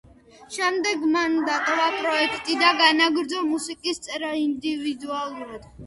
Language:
Georgian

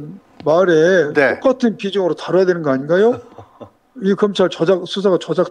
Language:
Korean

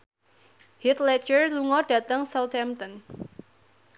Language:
Javanese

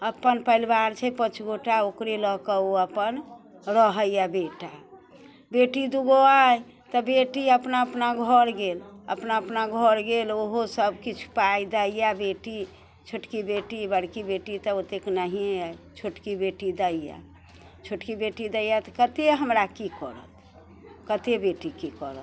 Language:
Maithili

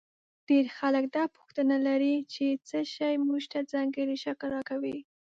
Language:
Pashto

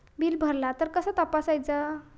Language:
Marathi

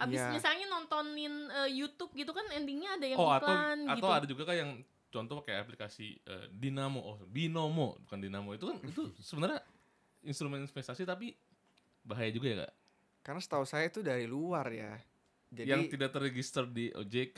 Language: Indonesian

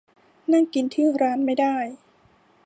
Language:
Thai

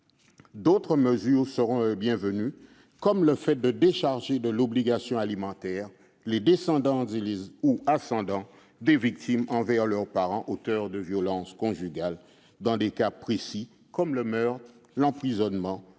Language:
French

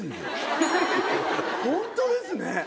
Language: Japanese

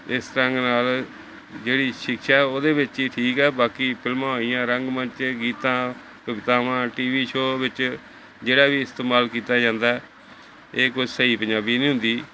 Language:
Punjabi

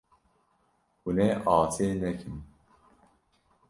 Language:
Kurdish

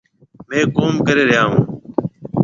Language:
Marwari (Pakistan)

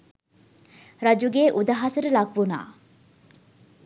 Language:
Sinhala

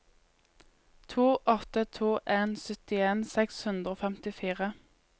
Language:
Norwegian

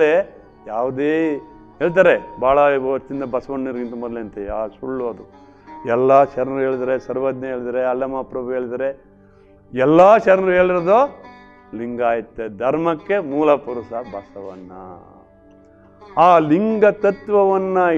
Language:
Kannada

